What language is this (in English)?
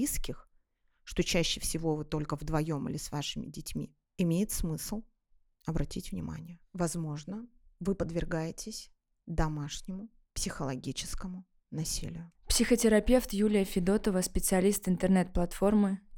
Russian